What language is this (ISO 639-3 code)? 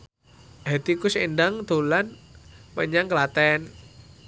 jav